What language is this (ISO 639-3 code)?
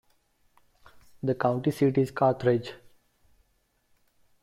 eng